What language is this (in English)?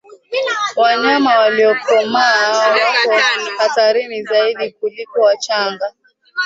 Swahili